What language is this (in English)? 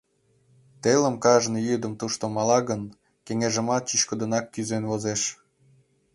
Mari